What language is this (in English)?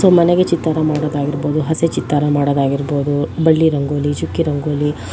Kannada